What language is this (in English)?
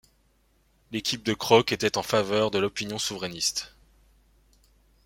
French